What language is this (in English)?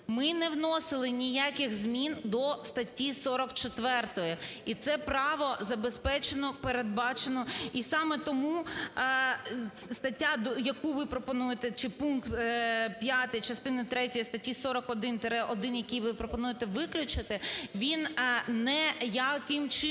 Ukrainian